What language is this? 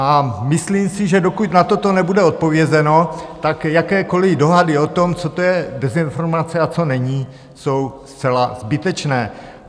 Czech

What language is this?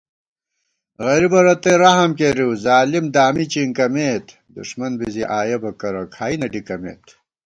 Gawar-Bati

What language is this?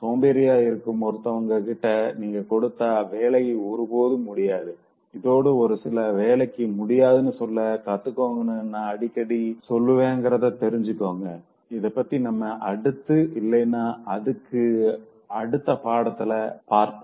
Tamil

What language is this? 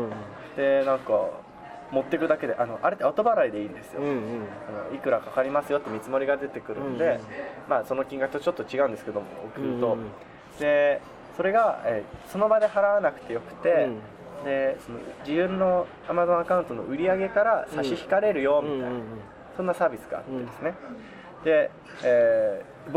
Japanese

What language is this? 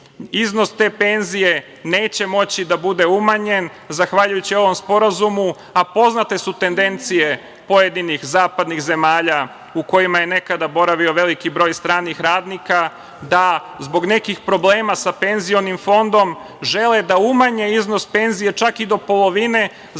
Serbian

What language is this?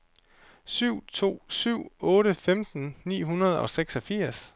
Danish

